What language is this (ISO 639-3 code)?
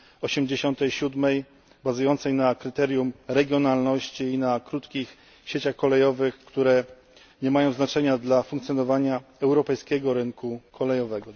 pol